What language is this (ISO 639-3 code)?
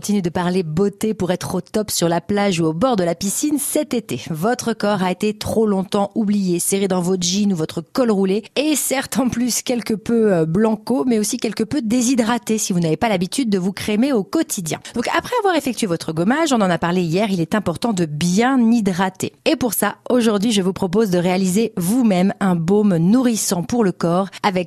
fra